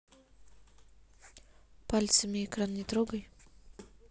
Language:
Russian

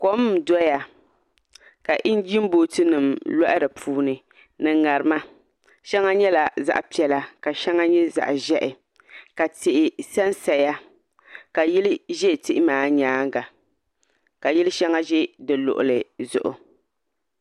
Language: Dagbani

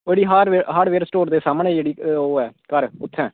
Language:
Dogri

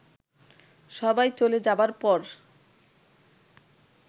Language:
Bangla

